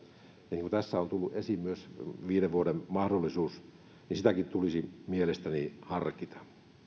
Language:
Finnish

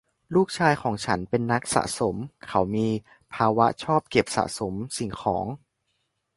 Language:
Thai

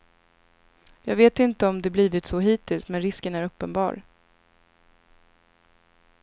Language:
Swedish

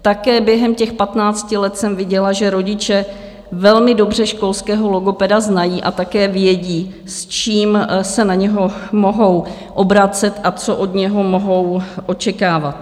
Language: Czech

